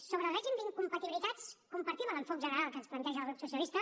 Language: Catalan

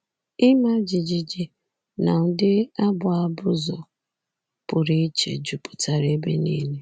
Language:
Igbo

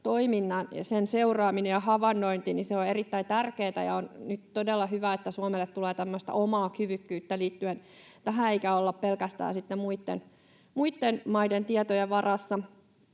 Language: Finnish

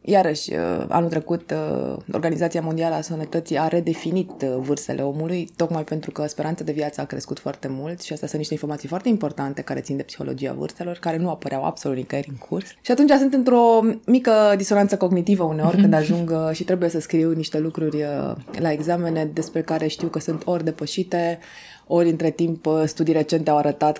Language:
Romanian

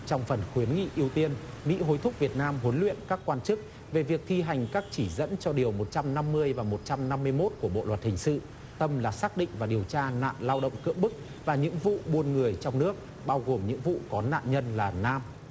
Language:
Vietnamese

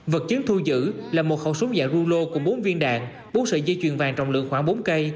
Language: Vietnamese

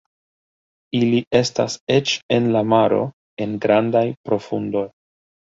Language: Esperanto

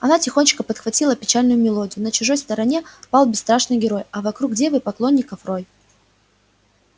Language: Russian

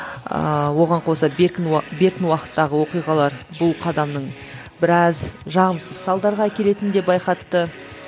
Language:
Kazakh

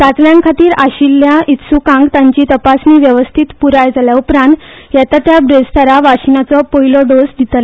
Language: Konkani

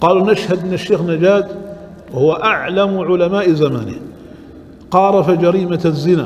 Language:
Arabic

